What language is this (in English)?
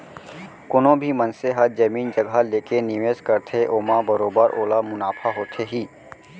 Chhattisgarhi